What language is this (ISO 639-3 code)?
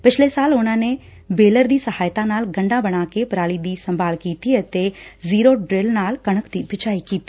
pan